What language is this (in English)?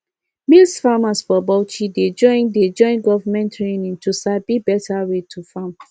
Nigerian Pidgin